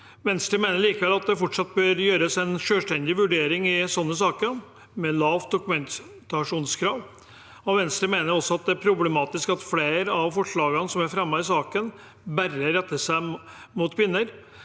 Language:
Norwegian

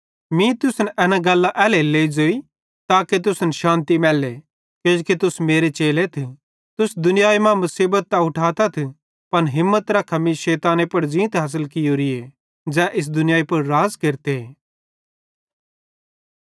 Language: Bhadrawahi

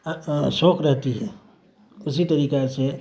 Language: Urdu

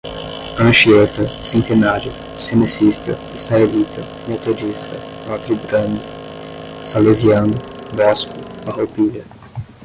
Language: Portuguese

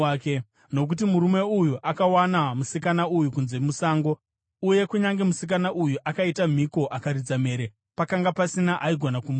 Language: Shona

